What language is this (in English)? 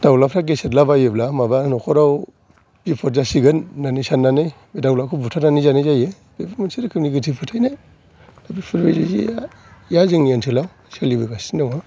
Bodo